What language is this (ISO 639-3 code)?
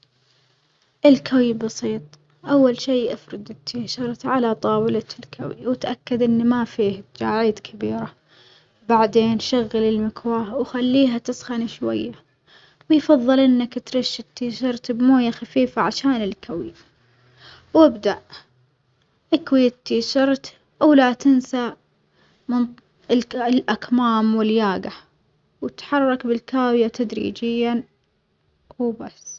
acx